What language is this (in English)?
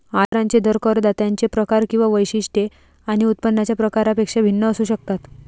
Marathi